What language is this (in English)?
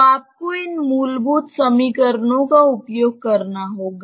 Hindi